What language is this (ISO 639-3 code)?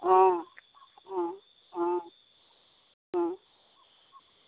asm